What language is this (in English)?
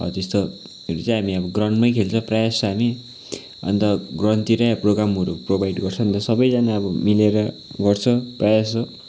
Nepali